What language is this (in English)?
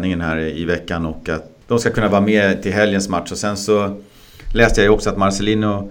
Swedish